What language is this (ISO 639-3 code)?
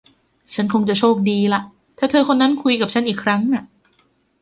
tha